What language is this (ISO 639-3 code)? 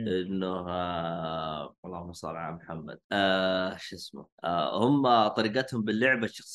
ara